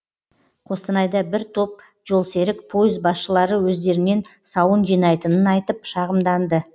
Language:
Kazakh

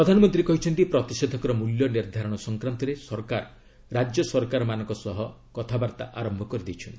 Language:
Odia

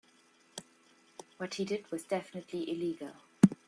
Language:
English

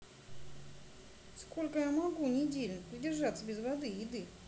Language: Russian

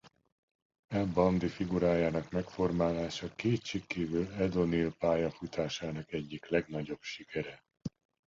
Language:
Hungarian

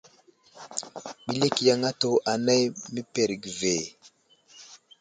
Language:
Wuzlam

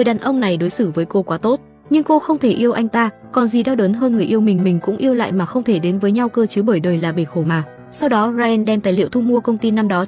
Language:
Vietnamese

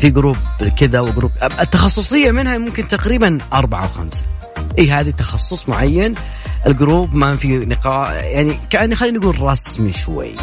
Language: Arabic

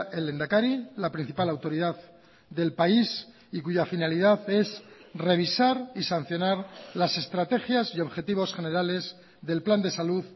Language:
Spanish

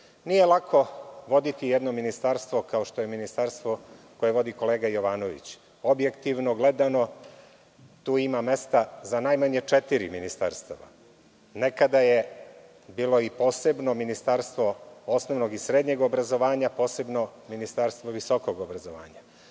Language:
Serbian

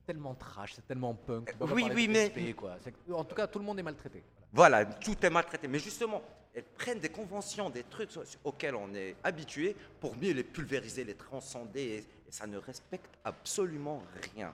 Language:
French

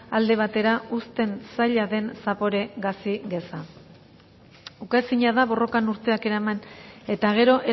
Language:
Basque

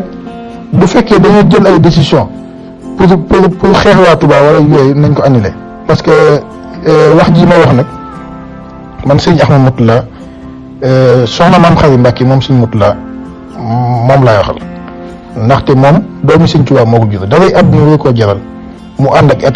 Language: French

